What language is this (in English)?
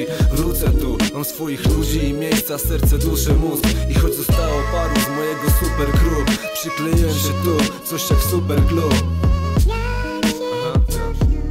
Polish